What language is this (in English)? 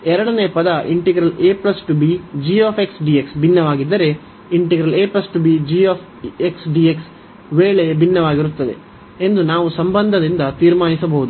Kannada